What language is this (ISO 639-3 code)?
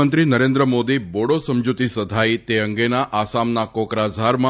guj